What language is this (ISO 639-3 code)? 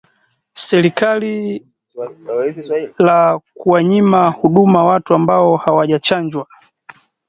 swa